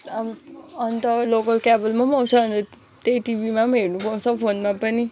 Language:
Nepali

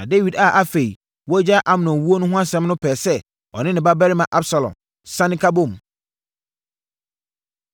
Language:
Akan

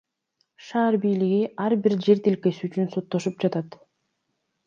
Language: Kyrgyz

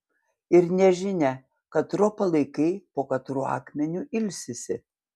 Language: Lithuanian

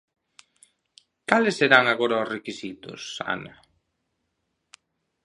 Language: Galician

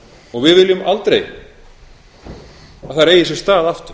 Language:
Icelandic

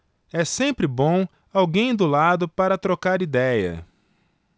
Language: Portuguese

